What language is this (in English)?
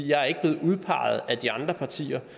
Danish